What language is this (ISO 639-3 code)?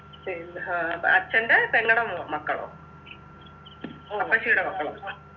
mal